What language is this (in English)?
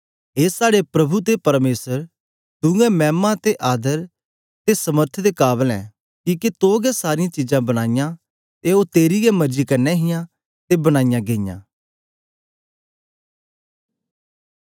Dogri